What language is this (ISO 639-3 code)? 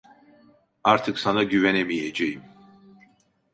tur